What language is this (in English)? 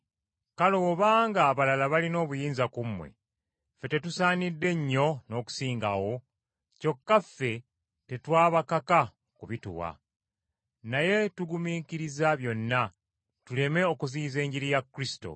Ganda